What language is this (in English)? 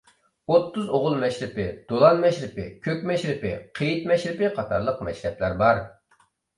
Uyghur